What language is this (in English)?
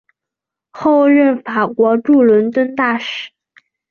Chinese